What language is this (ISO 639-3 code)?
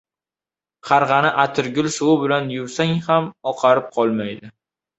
uzb